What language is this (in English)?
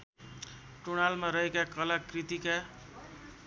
Nepali